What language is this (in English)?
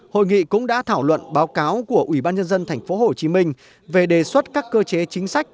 Vietnamese